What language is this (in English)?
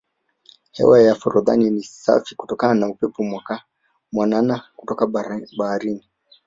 Swahili